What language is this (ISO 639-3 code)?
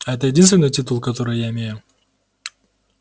rus